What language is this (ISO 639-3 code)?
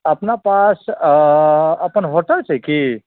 mai